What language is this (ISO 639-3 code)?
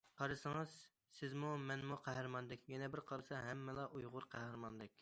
uig